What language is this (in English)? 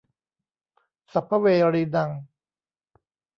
Thai